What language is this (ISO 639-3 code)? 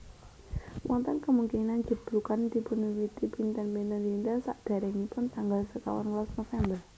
jav